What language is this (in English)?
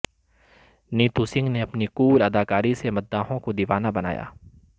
Urdu